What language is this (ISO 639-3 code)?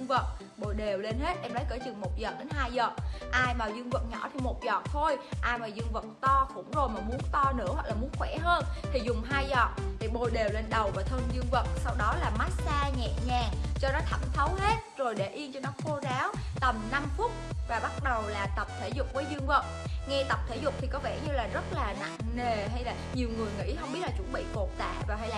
vie